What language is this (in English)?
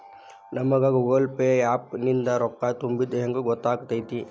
Kannada